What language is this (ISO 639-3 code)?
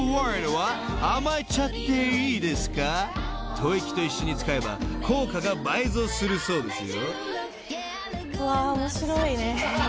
jpn